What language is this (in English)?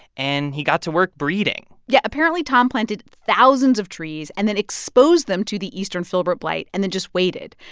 English